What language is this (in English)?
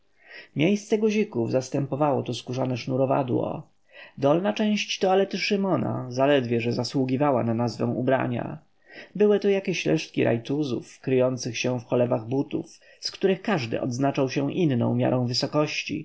Polish